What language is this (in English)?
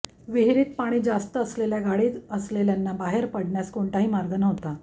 Marathi